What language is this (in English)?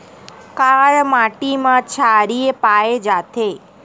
Chhattisgarhi